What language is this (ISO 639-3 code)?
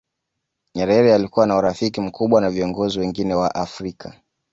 swa